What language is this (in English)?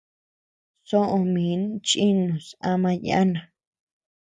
Tepeuxila Cuicatec